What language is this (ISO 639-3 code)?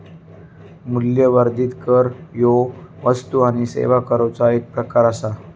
mar